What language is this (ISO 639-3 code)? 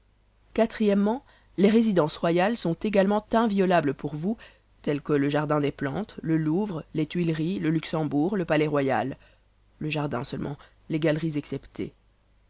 fra